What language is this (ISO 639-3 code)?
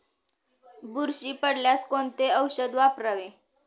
mar